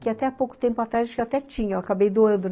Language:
Portuguese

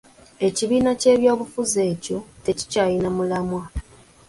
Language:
Ganda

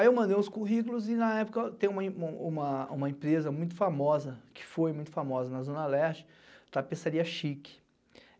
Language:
Portuguese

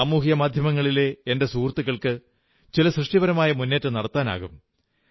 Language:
Malayalam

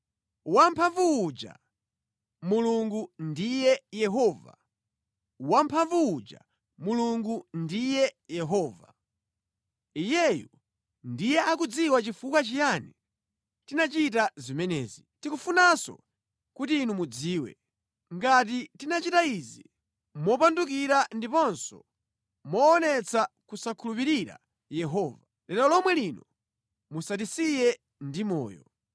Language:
Nyanja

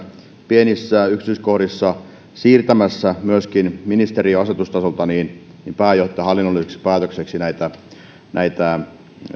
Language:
Finnish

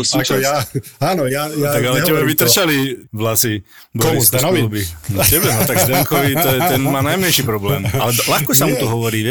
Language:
Slovak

